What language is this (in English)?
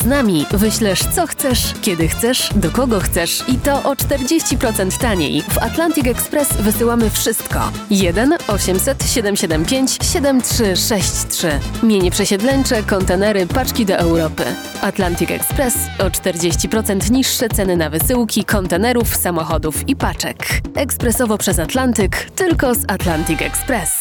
Polish